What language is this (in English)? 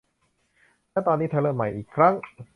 Thai